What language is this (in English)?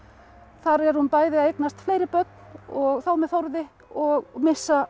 Icelandic